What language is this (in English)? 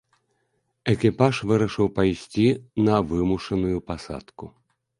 Belarusian